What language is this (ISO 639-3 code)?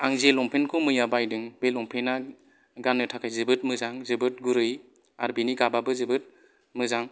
brx